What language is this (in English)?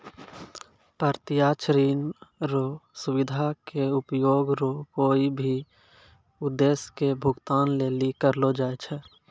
Maithili